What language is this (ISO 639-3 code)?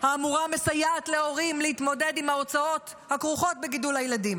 heb